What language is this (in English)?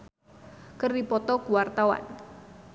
Sundanese